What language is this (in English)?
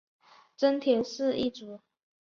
Chinese